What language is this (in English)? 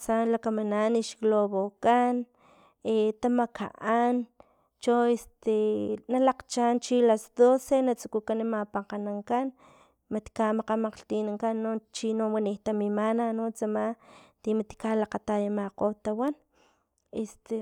Filomena Mata-Coahuitlán Totonac